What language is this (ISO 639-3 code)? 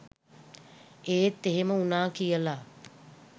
sin